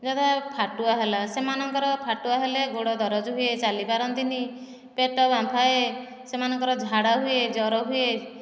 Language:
Odia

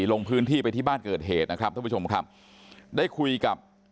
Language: Thai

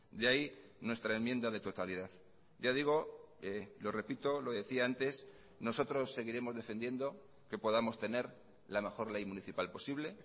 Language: Spanish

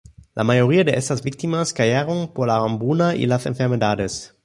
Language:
Spanish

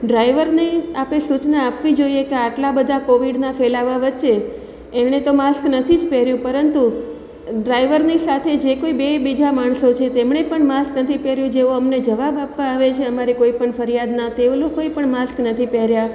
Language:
Gujarati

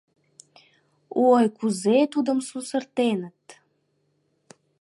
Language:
Mari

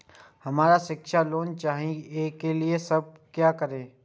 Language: Maithili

